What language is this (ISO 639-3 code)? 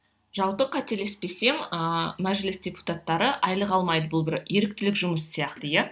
kaz